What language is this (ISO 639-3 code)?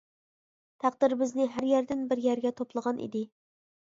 uig